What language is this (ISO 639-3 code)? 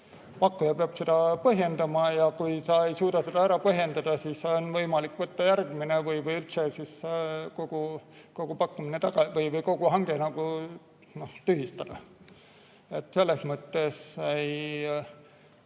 est